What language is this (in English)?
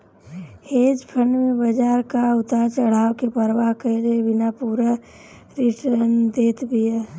Bhojpuri